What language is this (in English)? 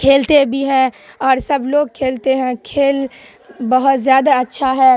Urdu